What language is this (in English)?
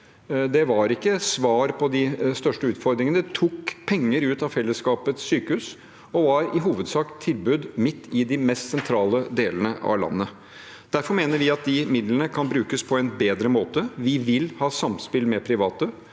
Norwegian